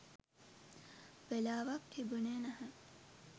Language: Sinhala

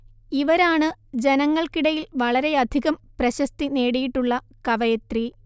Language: Malayalam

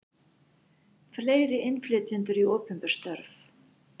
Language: Icelandic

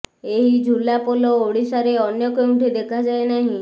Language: Odia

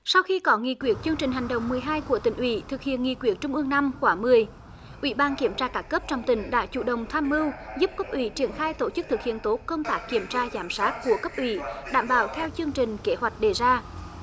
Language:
Vietnamese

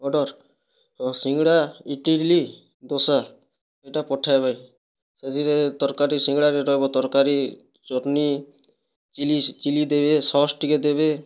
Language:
Odia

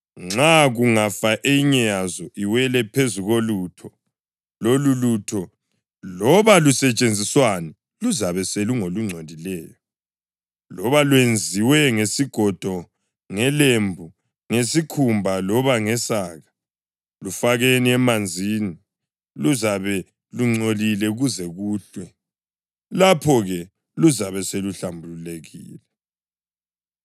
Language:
North Ndebele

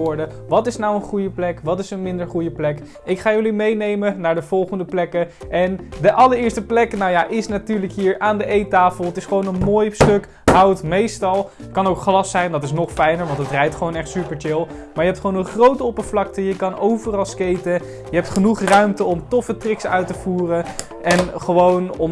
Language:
Dutch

